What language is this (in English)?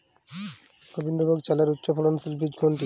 Bangla